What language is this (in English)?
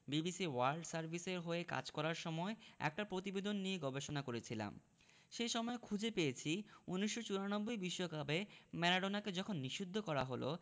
Bangla